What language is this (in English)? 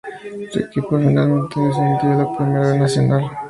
Spanish